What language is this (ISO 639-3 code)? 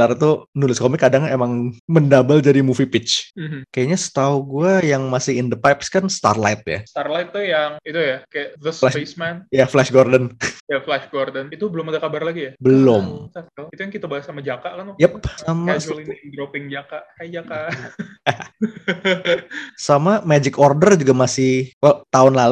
ind